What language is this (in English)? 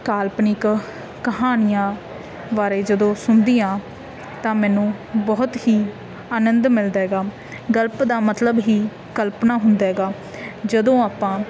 Punjabi